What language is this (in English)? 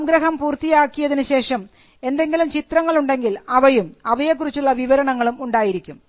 Malayalam